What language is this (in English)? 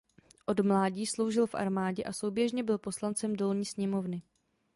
Czech